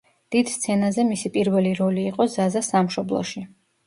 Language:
Georgian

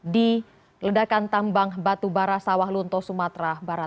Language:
Indonesian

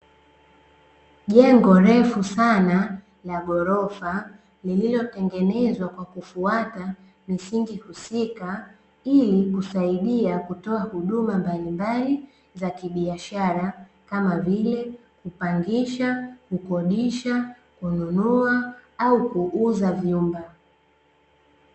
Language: Swahili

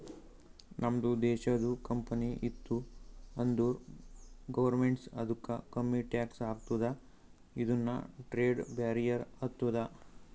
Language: Kannada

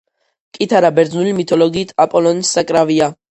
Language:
Georgian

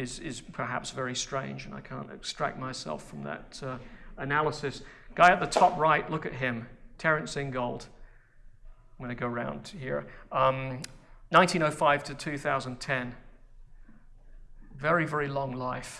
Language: English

